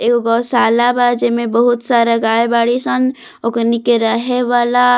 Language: Bhojpuri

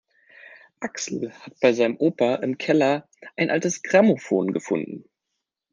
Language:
German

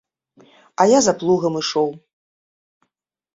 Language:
Belarusian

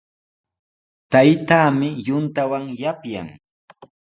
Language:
Sihuas Ancash Quechua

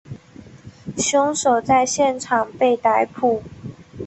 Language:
Chinese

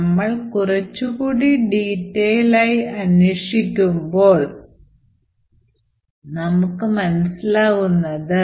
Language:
Malayalam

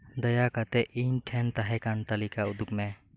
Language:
Santali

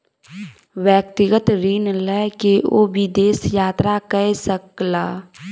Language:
Maithili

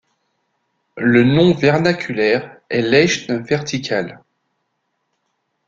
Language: French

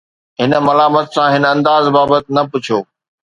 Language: Sindhi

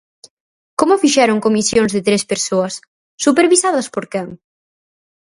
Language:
Galician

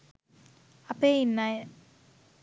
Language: Sinhala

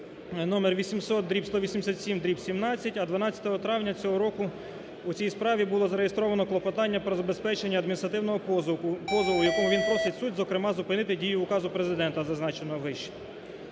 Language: Ukrainian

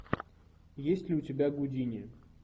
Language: Russian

